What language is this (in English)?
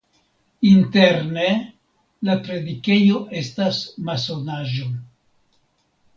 Esperanto